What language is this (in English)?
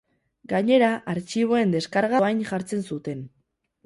Basque